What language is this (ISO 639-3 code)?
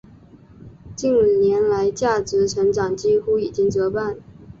zho